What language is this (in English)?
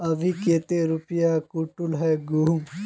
Magahi